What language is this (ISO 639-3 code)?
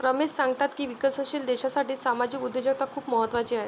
mar